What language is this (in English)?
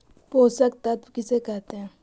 Magahi